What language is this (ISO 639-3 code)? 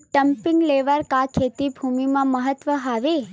hne